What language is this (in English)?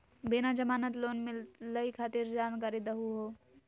Magahi